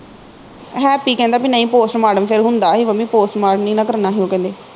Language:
Punjabi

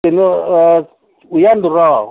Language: Manipuri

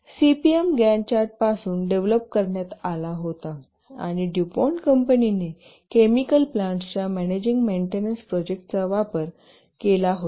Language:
Marathi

